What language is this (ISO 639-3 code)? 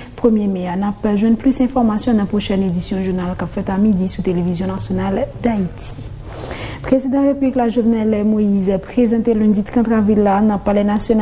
fra